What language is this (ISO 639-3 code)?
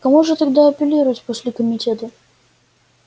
rus